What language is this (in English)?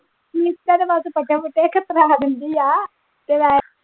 Punjabi